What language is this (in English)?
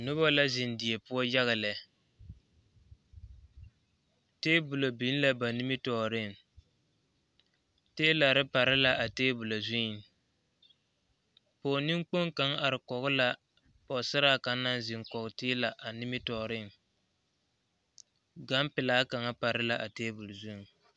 Southern Dagaare